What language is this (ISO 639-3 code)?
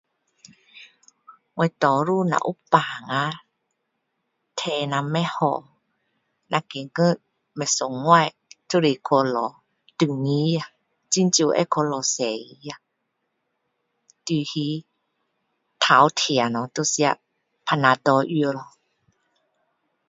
cdo